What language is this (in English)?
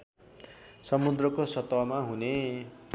Nepali